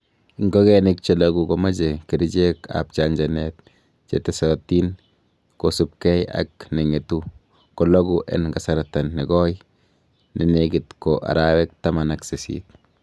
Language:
Kalenjin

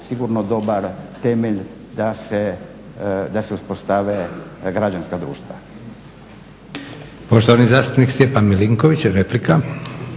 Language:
Croatian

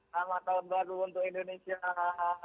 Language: Indonesian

